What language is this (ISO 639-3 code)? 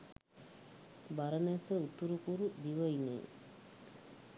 sin